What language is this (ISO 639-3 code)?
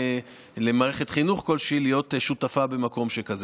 heb